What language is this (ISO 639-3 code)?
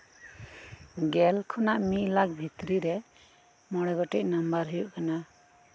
sat